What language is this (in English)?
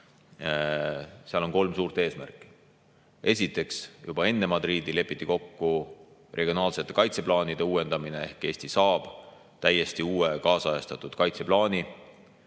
Estonian